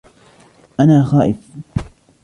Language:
Arabic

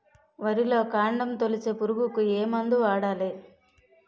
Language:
Telugu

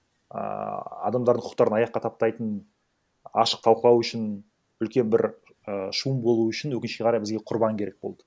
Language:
Kazakh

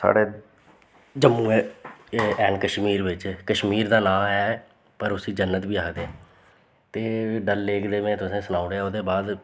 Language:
Dogri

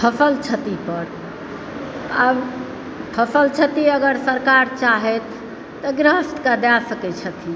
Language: Maithili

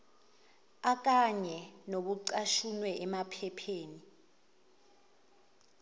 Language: Zulu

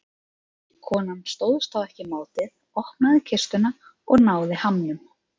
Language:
Icelandic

